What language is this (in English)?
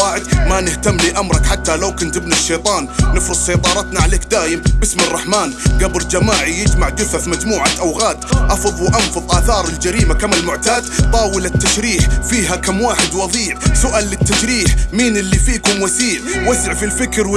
Arabic